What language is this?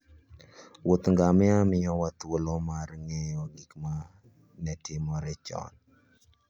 Luo (Kenya and Tanzania)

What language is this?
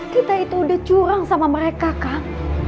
Indonesian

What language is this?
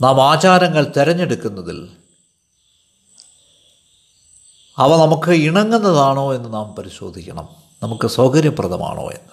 Malayalam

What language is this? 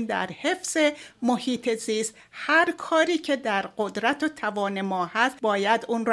Persian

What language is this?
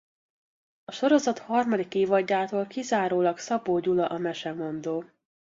Hungarian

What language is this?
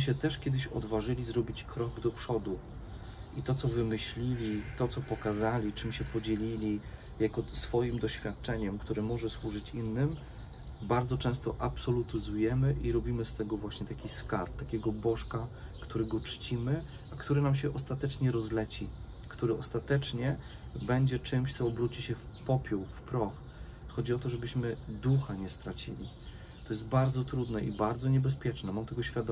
Polish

